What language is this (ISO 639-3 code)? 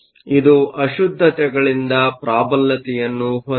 kan